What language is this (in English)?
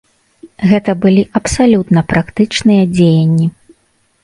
Belarusian